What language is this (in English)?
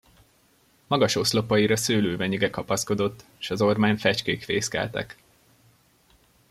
Hungarian